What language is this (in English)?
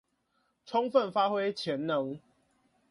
Chinese